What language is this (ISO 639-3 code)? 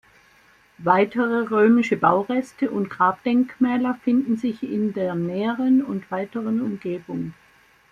deu